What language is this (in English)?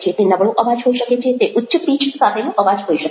Gujarati